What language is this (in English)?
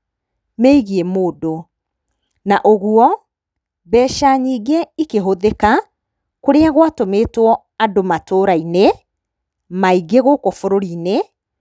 Kikuyu